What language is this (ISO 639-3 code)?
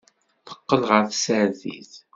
kab